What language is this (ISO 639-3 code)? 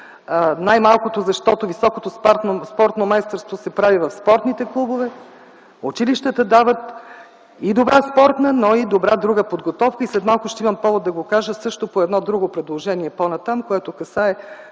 bul